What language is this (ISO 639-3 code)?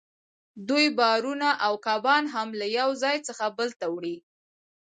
pus